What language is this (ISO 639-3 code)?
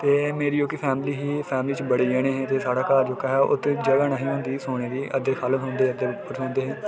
doi